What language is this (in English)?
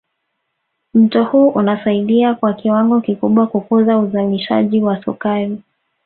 Swahili